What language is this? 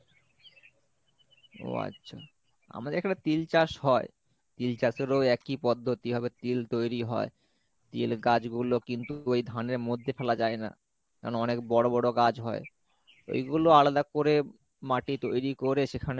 Bangla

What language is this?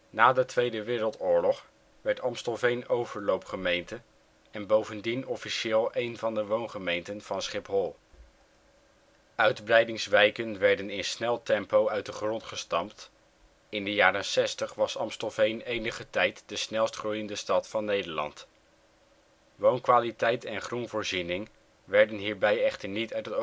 Dutch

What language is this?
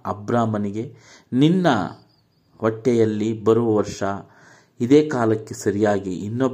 Kannada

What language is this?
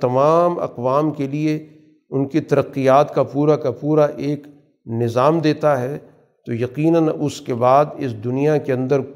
Urdu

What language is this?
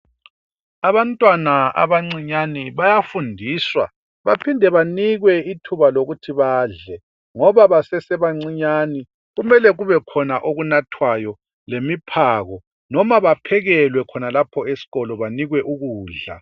North Ndebele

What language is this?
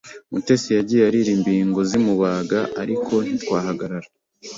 Kinyarwanda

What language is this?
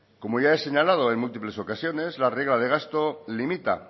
Spanish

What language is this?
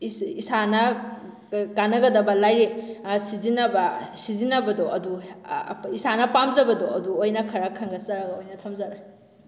Manipuri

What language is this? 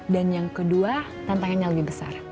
Indonesian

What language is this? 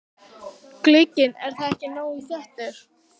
Icelandic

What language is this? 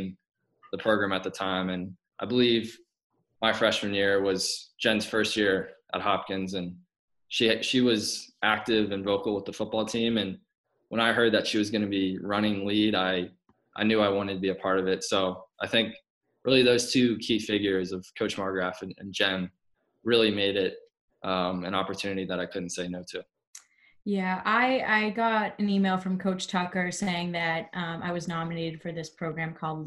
English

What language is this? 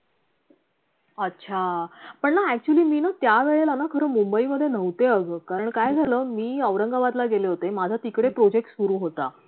Marathi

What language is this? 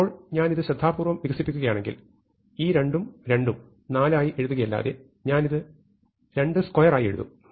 Malayalam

